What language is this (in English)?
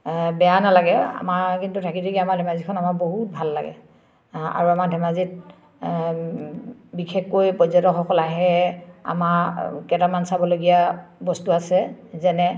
Assamese